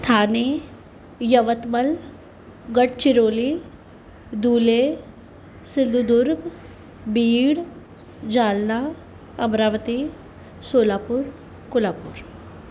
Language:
Sindhi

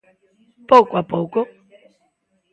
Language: Galician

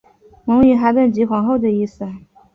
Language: Chinese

